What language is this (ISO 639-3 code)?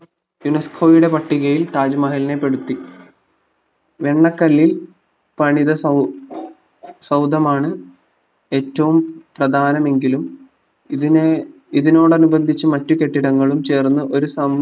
mal